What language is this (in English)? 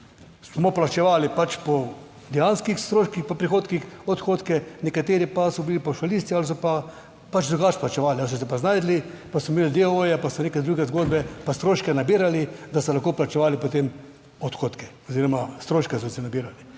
Slovenian